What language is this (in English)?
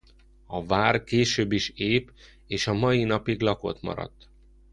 Hungarian